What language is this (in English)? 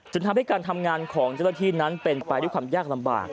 Thai